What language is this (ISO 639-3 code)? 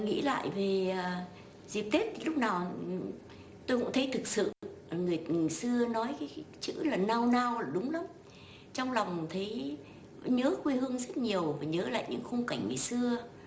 vie